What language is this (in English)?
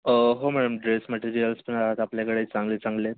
Marathi